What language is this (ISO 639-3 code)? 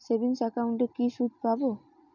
ben